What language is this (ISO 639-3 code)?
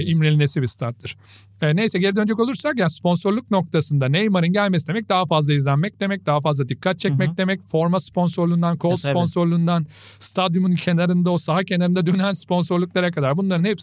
tur